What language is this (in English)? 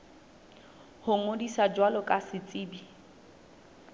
Southern Sotho